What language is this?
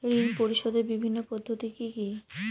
Bangla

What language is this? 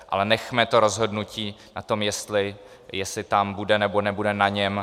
Czech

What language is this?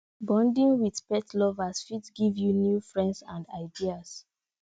Nigerian Pidgin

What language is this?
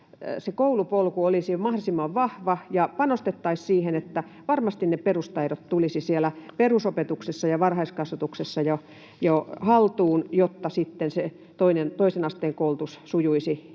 Finnish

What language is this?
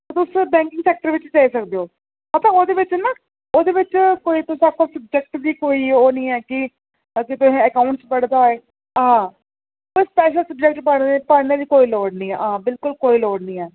Dogri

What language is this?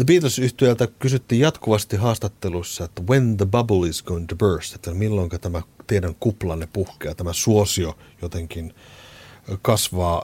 Finnish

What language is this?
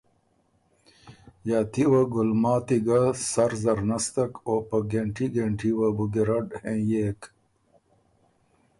Ormuri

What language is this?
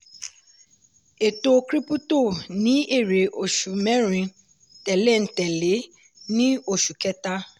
Yoruba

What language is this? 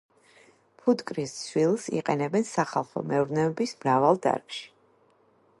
Georgian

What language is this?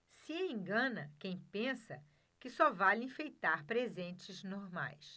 Portuguese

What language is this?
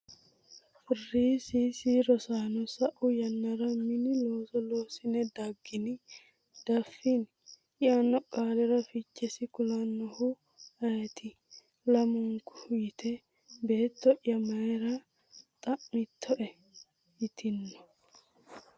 Sidamo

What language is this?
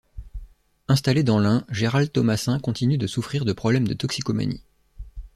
French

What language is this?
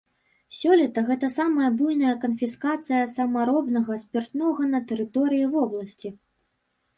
Belarusian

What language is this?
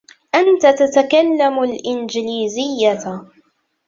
Arabic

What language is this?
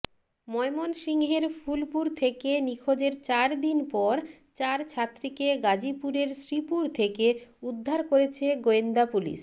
Bangla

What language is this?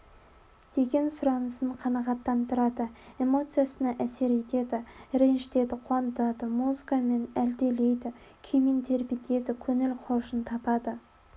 Kazakh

